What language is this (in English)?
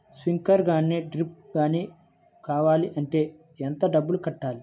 Telugu